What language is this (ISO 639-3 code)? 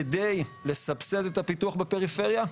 heb